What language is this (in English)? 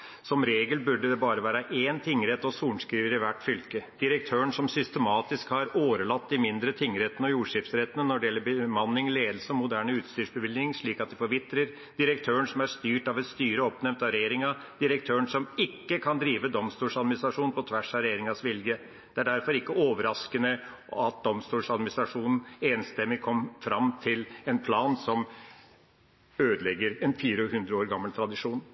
Norwegian Bokmål